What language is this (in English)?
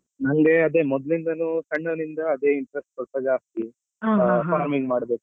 Kannada